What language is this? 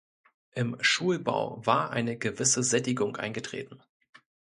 German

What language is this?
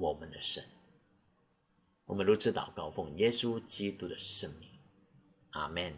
Chinese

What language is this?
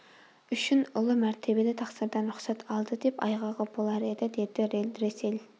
Kazakh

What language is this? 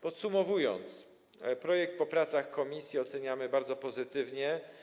Polish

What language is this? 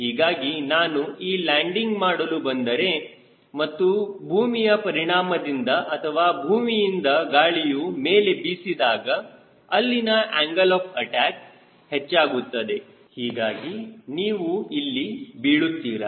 Kannada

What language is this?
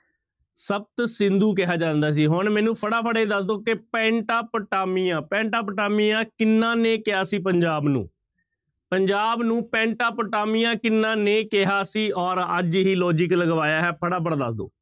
Punjabi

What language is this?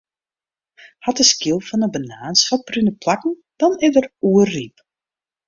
Western Frisian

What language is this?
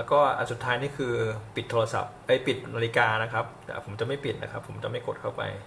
Thai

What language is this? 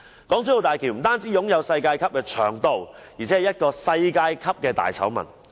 Cantonese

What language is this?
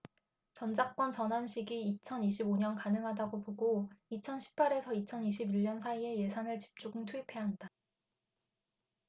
Korean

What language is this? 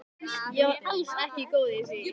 Icelandic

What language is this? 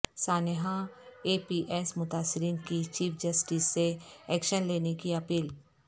Urdu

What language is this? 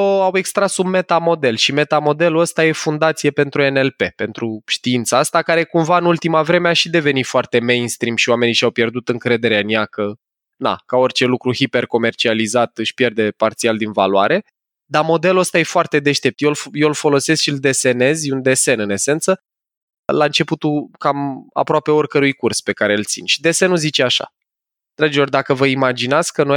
Romanian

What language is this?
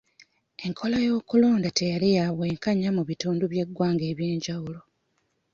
Ganda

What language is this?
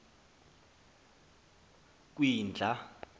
Xhosa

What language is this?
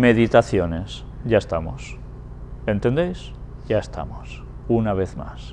Spanish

